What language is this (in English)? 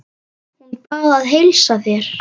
Icelandic